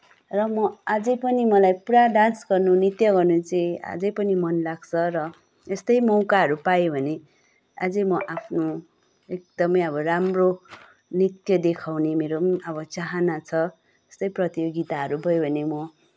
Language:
Nepali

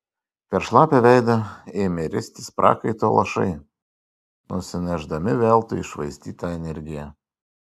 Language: Lithuanian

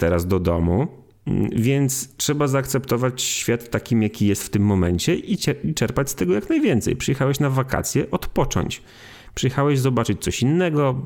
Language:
Polish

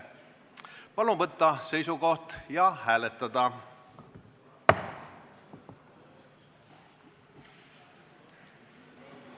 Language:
Estonian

